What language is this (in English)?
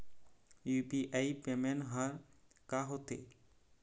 Chhattisgarhi